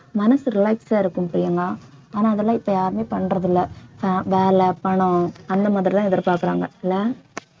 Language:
Tamil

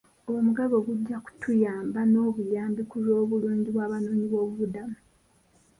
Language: Ganda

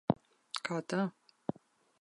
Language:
Latvian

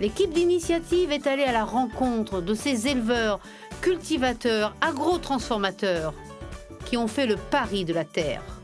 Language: French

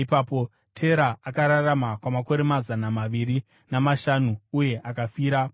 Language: Shona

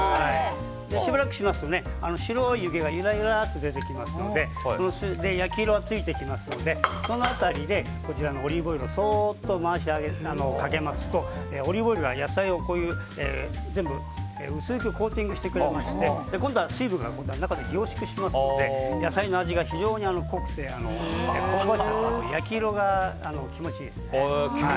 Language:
Japanese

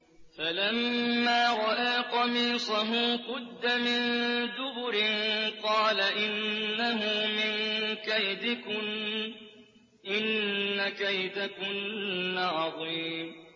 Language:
Arabic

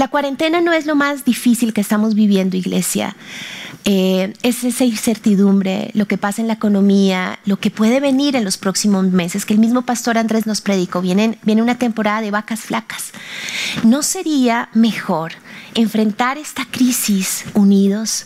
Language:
Spanish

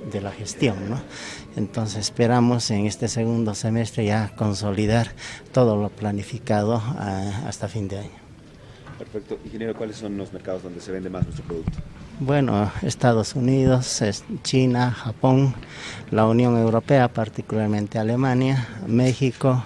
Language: Spanish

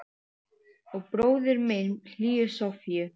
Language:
Icelandic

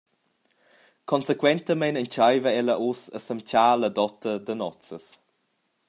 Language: Romansh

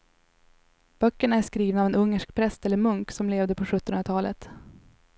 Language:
Swedish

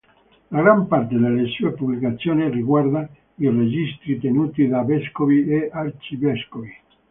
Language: Italian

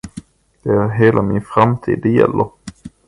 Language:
Swedish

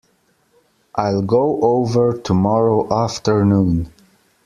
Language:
English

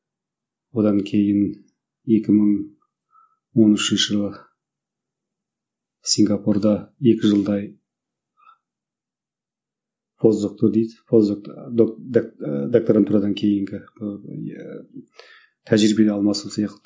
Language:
Kazakh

